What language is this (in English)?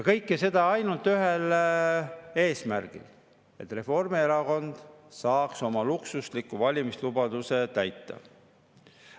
Estonian